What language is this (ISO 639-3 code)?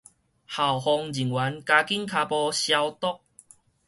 nan